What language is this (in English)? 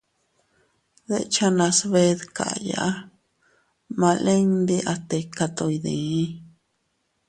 Teutila Cuicatec